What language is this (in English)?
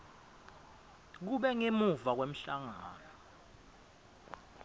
Swati